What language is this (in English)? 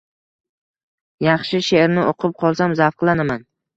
Uzbek